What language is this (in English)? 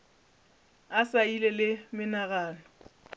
Northern Sotho